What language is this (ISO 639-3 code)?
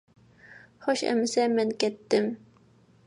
uig